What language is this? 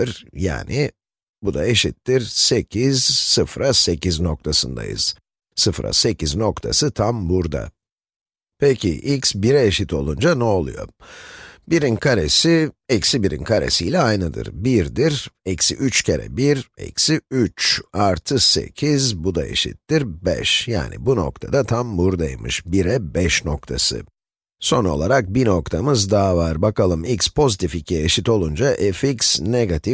Turkish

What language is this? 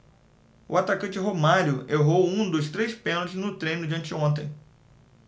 Portuguese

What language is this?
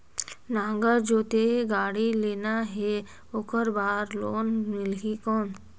Chhattisgarhi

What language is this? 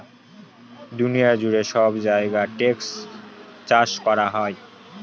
Bangla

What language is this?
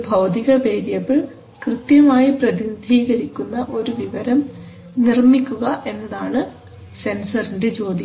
Malayalam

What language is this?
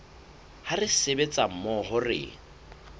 Southern Sotho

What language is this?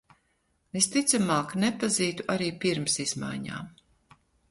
Latvian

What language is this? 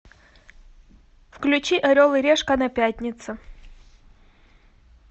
Russian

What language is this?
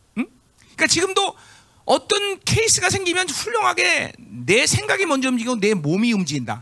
Korean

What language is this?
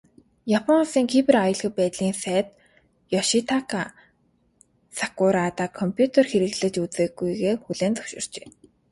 Mongolian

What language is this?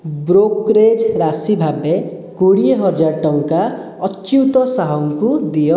Odia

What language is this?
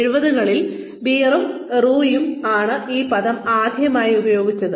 Malayalam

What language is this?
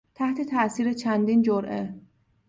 Persian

